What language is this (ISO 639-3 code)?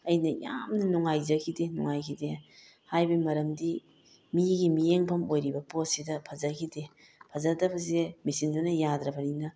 mni